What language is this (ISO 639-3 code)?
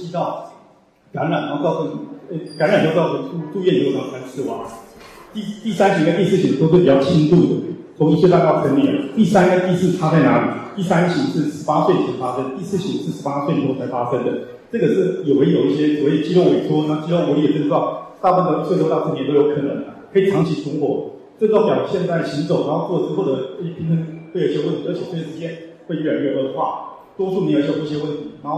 zho